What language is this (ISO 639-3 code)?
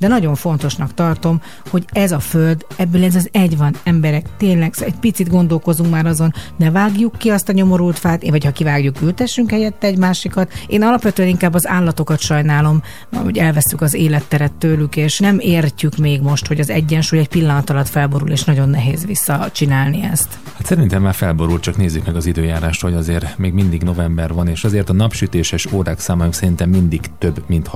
hun